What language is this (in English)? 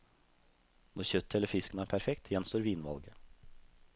Norwegian